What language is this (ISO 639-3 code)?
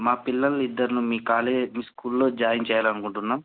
tel